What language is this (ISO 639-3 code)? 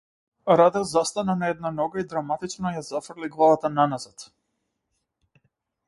mkd